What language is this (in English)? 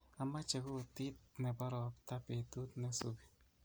Kalenjin